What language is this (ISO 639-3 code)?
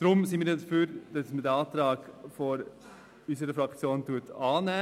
gsw